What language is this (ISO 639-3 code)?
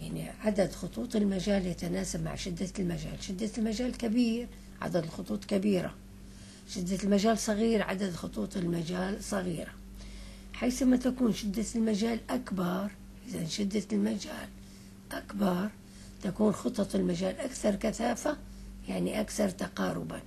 ara